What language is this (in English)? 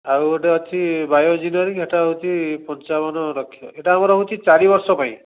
Odia